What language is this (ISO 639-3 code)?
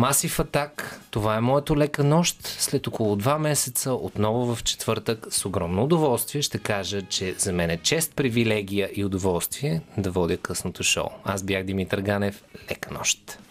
bul